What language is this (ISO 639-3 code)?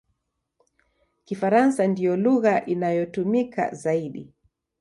swa